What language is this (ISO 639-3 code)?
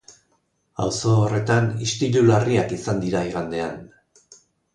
eus